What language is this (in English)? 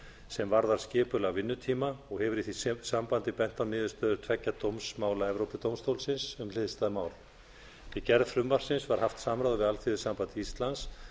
Icelandic